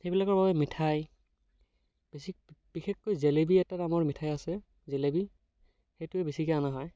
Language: Assamese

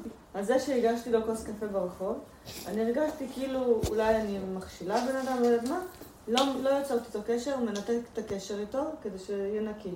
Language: Hebrew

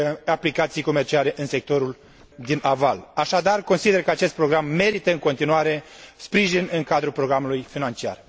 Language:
Romanian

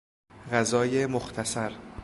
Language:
Persian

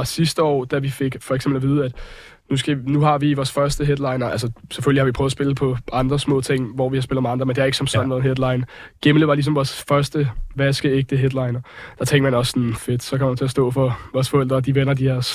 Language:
Danish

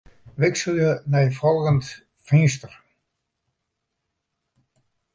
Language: Western Frisian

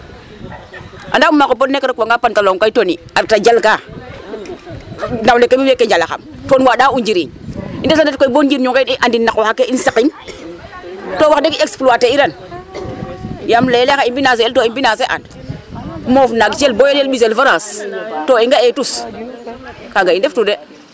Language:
Serer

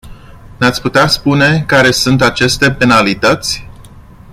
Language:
Romanian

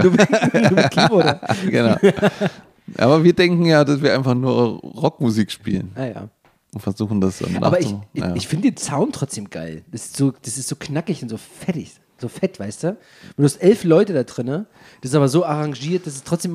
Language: German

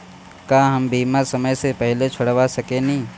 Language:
Bhojpuri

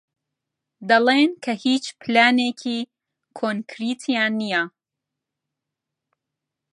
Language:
Central Kurdish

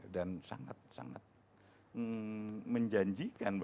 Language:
Indonesian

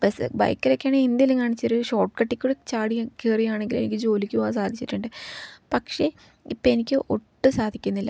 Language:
Malayalam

